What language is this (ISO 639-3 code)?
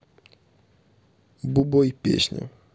rus